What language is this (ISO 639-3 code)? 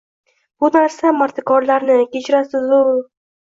uzb